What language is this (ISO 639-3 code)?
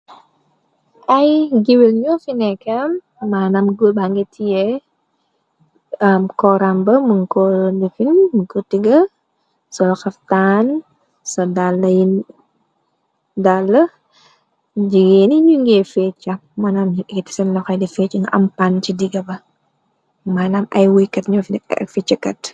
wol